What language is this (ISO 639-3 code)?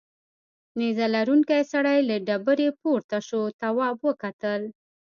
pus